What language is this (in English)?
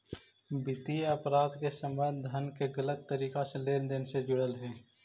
Magahi